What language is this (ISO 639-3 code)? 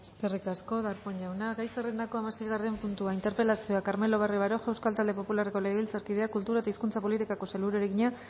eus